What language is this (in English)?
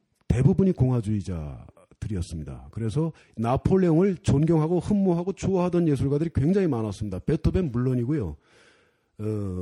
Korean